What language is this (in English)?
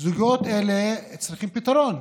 Hebrew